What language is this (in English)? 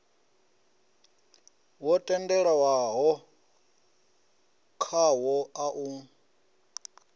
Venda